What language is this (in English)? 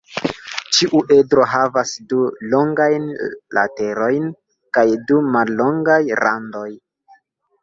Esperanto